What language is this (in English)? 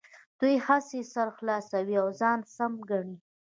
Pashto